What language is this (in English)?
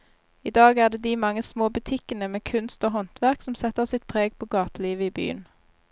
Norwegian